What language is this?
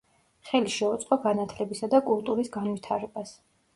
Georgian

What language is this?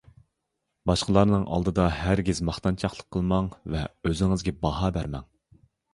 Uyghur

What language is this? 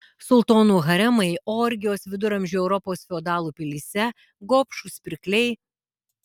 Lithuanian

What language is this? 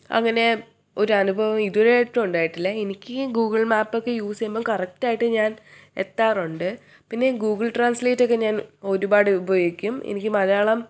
Malayalam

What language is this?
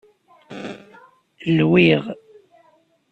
Kabyle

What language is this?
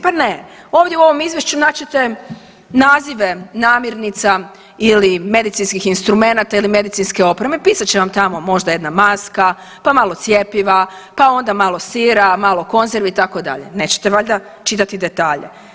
Croatian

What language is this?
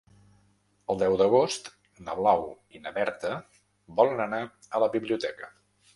Catalan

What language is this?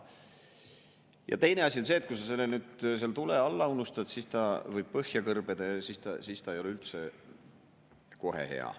Estonian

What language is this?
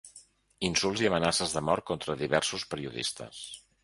Catalan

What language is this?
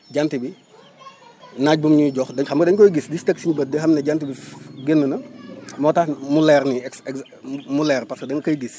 Wolof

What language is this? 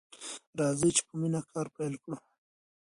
Pashto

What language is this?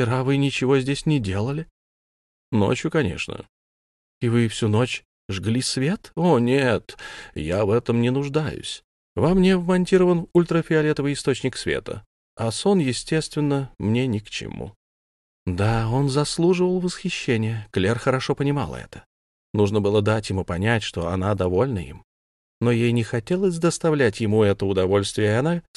Russian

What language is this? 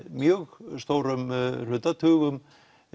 Icelandic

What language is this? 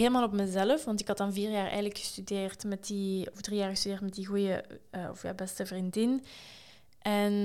Dutch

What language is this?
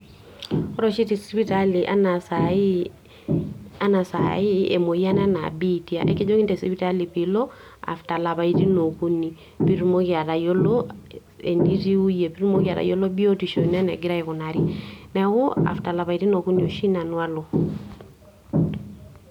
Masai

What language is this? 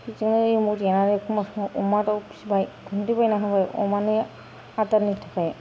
Bodo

